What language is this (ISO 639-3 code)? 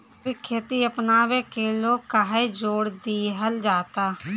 bho